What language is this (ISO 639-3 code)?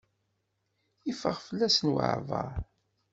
kab